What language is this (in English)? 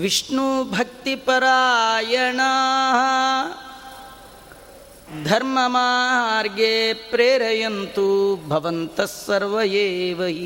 Kannada